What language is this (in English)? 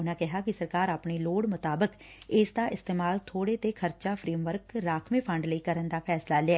Punjabi